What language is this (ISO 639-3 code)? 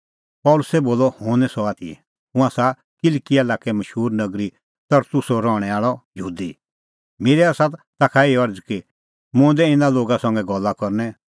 kfx